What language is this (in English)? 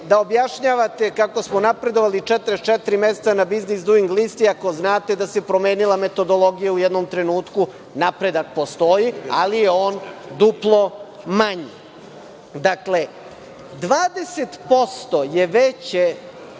Serbian